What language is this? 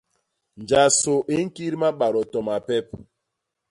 Basaa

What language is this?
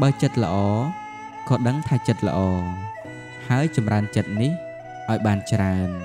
Vietnamese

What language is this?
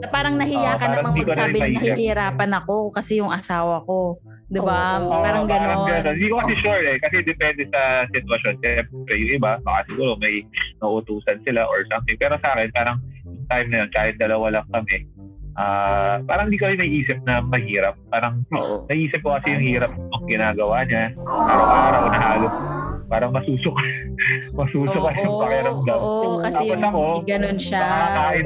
Filipino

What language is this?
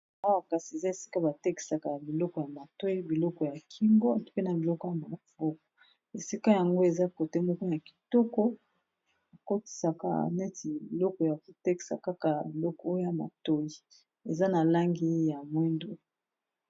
Lingala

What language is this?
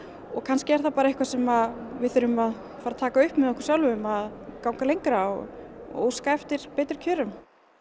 Icelandic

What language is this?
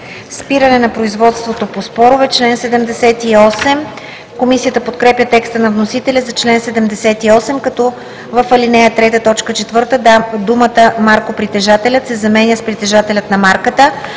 Bulgarian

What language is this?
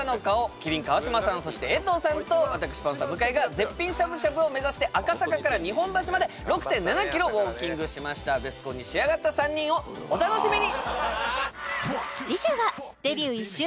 Japanese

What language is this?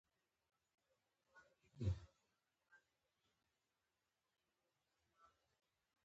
Pashto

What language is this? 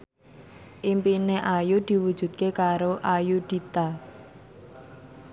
Javanese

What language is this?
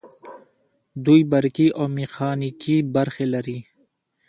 Pashto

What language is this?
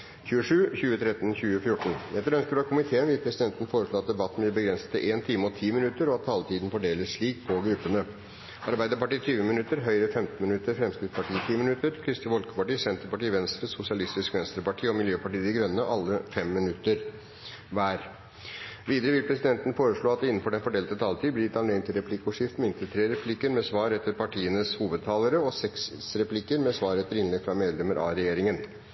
Norwegian Bokmål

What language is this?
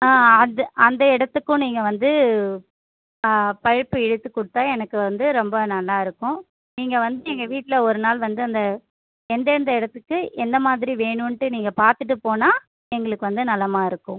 Tamil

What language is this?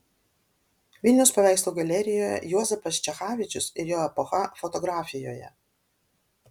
Lithuanian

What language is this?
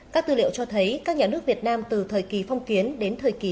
Vietnamese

